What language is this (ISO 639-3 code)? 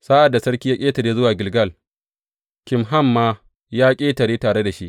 hau